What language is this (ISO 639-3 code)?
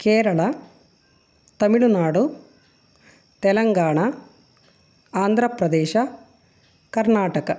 kan